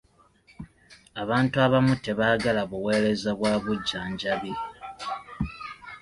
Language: Ganda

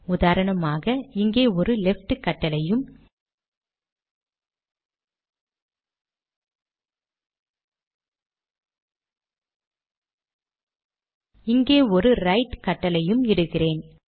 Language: Tamil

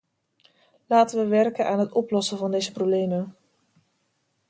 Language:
Dutch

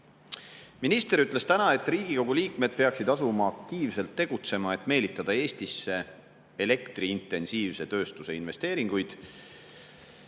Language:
Estonian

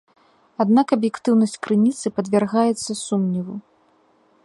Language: Belarusian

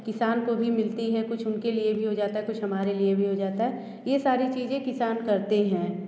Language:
Hindi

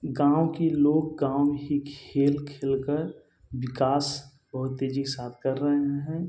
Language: Hindi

